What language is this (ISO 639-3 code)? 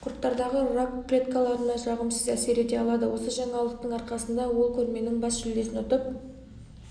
kaz